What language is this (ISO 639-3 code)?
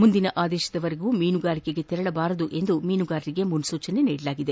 kan